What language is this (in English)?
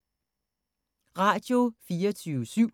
Danish